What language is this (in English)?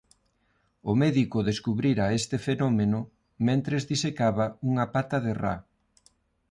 Galician